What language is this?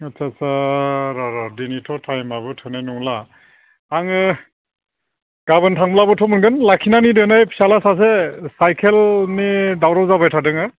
Bodo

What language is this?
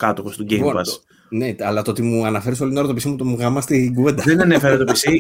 Greek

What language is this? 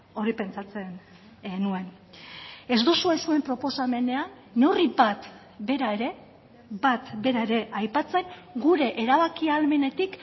Basque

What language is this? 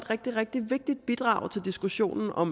Danish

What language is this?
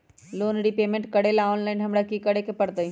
Magahi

